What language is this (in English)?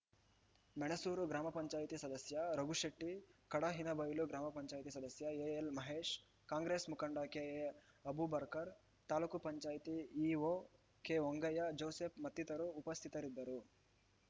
Kannada